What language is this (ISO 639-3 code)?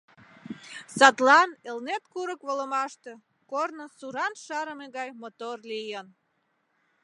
chm